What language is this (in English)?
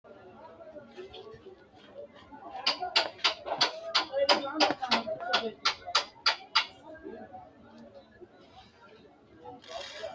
Sidamo